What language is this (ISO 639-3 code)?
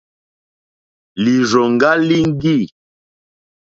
bri